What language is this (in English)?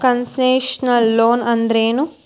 Kannada